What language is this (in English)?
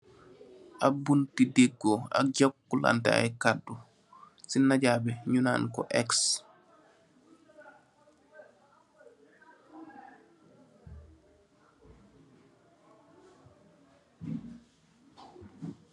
Wolof